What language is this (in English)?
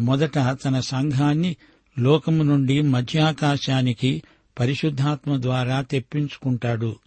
Telugu